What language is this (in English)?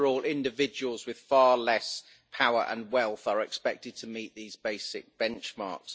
English